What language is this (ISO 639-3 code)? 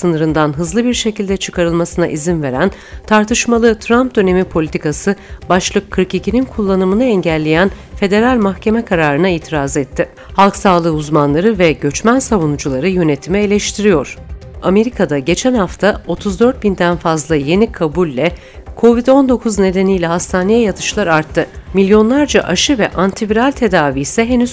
tur